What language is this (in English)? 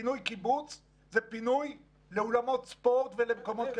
Hebrew